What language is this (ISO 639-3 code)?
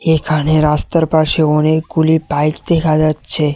ben